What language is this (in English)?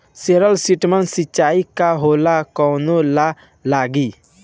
Bhojpuri